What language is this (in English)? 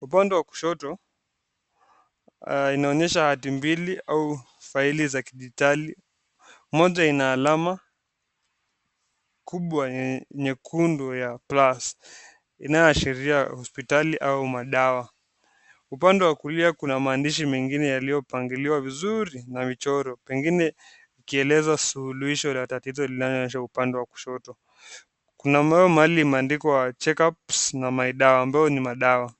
Swahili